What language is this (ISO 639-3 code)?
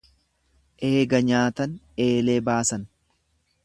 orm